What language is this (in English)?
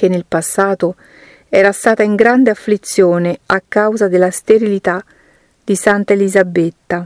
Italian